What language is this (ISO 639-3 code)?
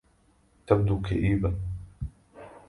ara